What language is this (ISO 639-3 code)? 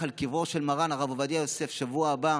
heb